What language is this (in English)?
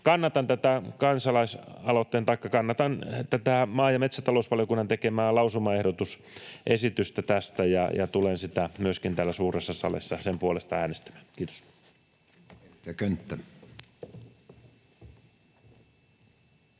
Finnish